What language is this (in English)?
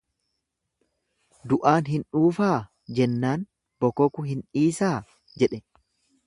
Oromo